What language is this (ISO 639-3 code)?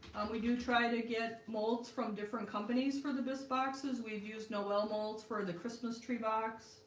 eng